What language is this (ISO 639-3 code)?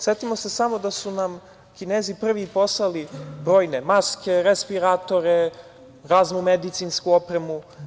srp